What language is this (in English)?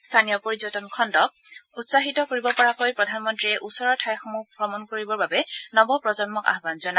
Assamese